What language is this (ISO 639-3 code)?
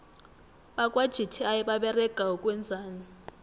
nbl